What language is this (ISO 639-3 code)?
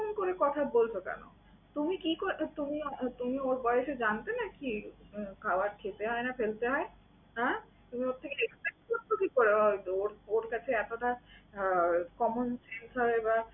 ben